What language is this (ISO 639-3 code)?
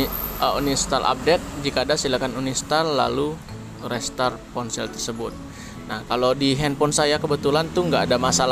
ind